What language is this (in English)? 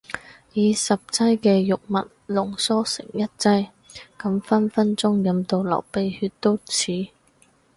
Cantonese